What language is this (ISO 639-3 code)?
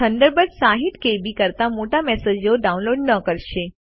guj